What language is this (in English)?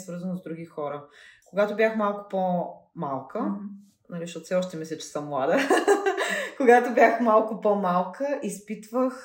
Bulgarian